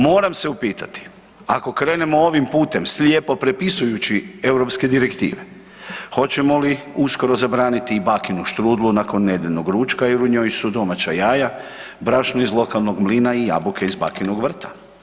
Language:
Croatian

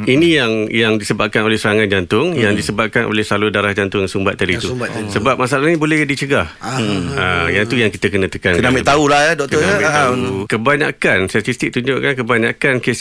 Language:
Malay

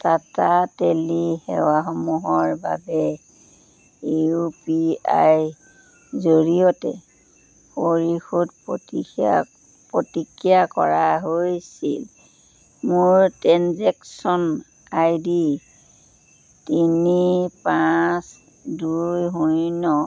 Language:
Assamese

